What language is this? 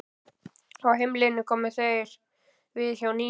Icelandic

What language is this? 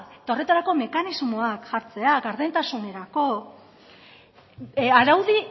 Basque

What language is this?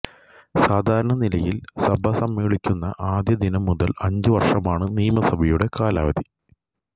Malayalam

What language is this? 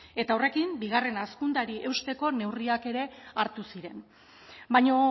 Basque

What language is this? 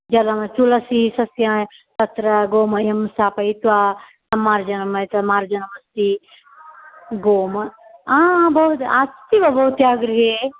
Sanskrit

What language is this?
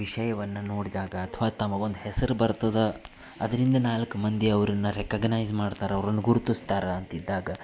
Kannada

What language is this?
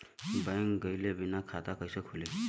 Bhojpuri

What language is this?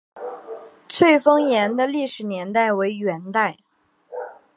Chinese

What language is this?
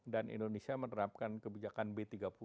Indonesian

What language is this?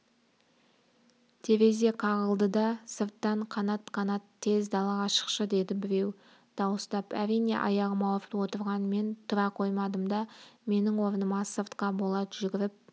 Kazakh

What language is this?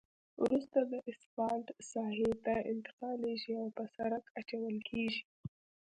Pashto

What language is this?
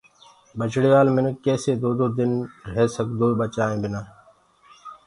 Gurgula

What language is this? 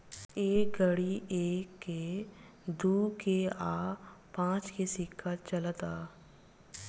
Bhojpuri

